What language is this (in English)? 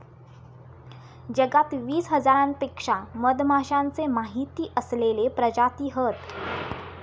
Marathi